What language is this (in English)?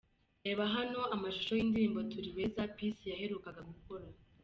Kinyarwanda